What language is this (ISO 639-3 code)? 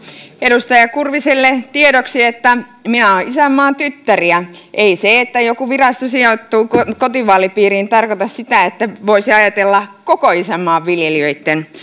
fin